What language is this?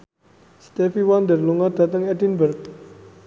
Javanese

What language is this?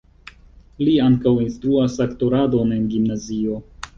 Esperanto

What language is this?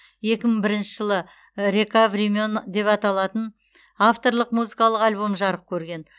Kazakh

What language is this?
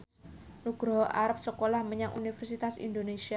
Javanese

